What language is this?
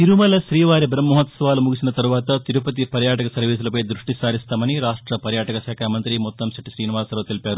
Telugu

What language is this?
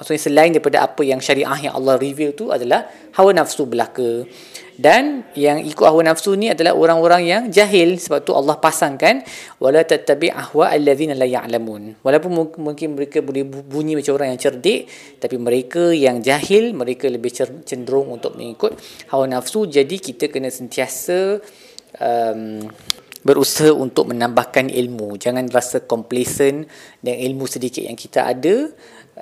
Malay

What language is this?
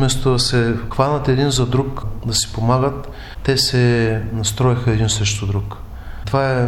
Bulgarian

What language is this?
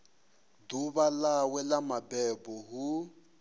Venda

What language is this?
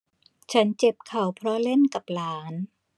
Thai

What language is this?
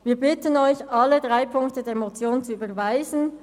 Swiss German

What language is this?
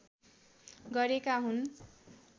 Nepali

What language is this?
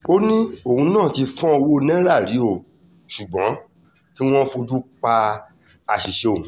Yoruba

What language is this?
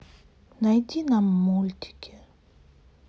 Russian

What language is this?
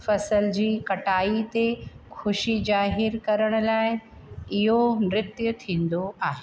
Sindhi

